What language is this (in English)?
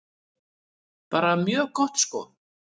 Icelandic